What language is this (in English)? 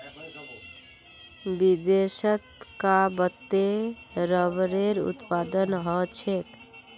Magahi